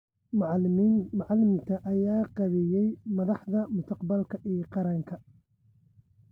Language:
Somali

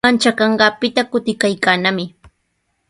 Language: Sihuas Ancash Quechua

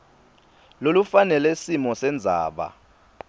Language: Swati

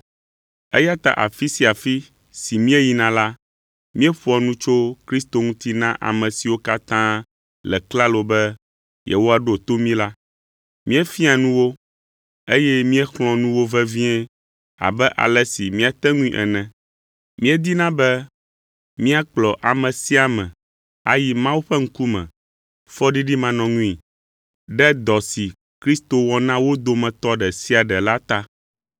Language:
Ewe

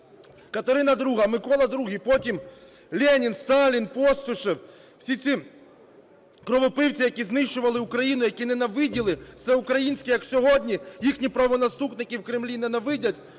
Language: Ukrainian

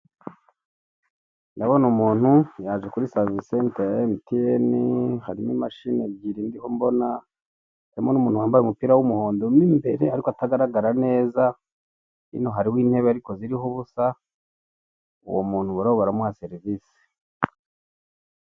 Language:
Kinyarwanda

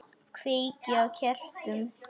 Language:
Icelandic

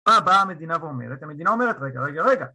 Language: Hebrew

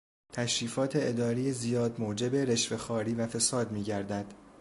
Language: Persian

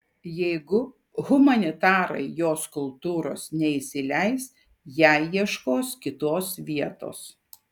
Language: Lithuanian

